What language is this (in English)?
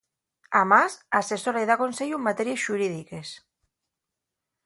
Asturian